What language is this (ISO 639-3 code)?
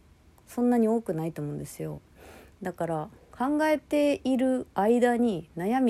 jpn